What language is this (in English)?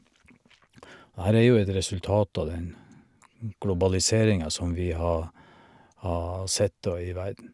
Norwegian